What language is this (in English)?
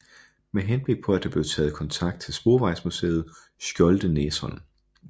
Danish